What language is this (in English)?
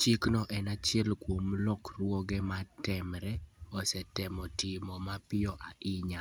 Luo (Kenya and Tanzania)